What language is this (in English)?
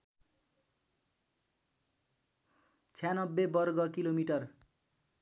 Nepali